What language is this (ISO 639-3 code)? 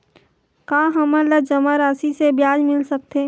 hne